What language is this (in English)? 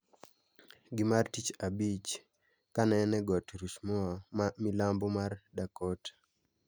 Luo (Kenya and Tanzania)